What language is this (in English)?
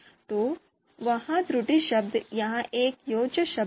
Hindi